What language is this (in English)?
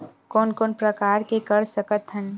Chhattisgarhi